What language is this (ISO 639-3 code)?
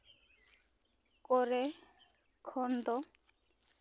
sat